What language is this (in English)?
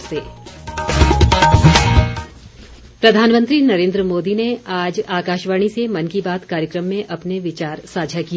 Hindi